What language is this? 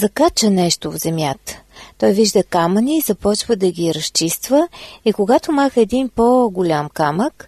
Bulgarian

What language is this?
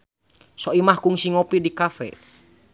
Sundanese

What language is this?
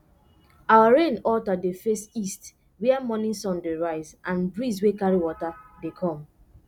Nigerian Pidgin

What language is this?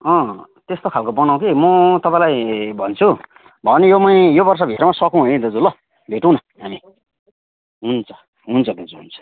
Nepali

